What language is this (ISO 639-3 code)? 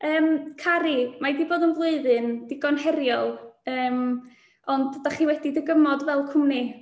cym